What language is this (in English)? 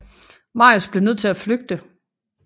Danish